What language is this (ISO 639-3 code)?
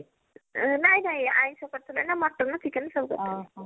ori